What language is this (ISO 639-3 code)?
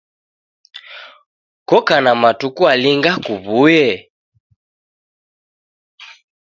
dav